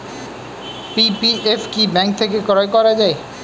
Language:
Bangla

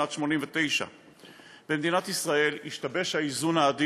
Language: Hebrew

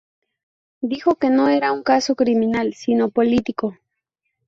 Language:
Spanish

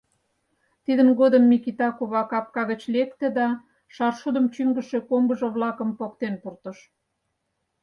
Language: Mari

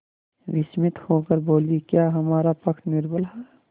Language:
Hindi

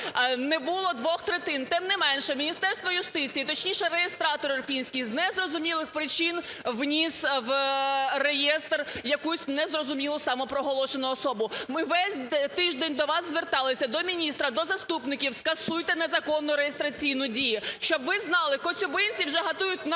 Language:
Ukrainian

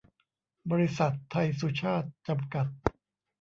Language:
Thai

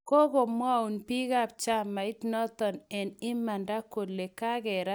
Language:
Kalenjin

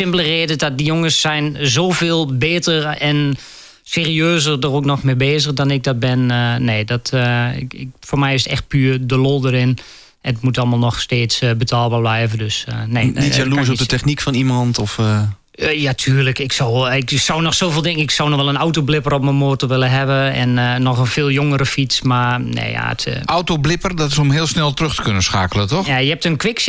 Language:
Dutch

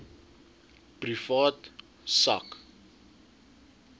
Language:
Afrikaans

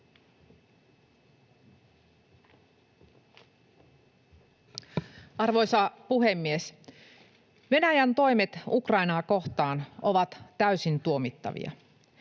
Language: Finnish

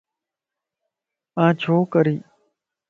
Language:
Lasi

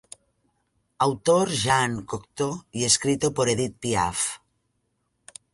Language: Spanish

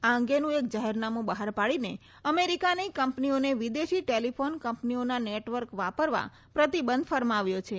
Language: Gujarati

